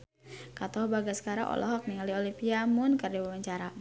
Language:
Sundanese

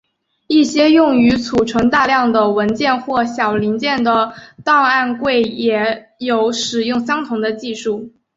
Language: Chinese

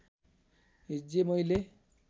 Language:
Nepali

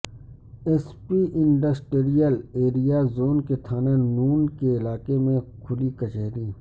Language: Urdu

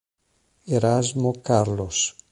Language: Italian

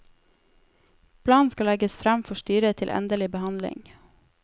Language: Norwegian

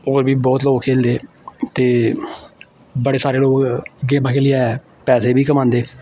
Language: Dogri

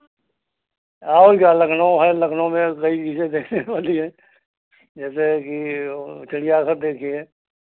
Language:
Hindi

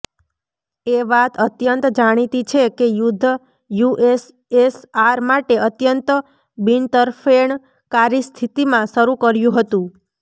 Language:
Gujarati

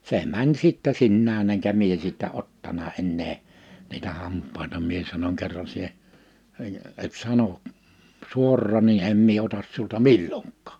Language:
Finnish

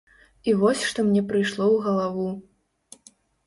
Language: Belarusian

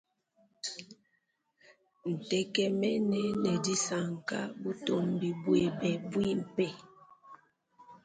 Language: Luba-Lulua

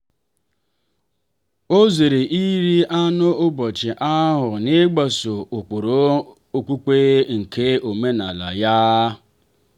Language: Igbo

